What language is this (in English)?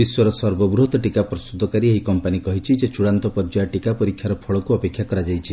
Odia